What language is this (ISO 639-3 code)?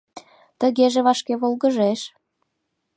chm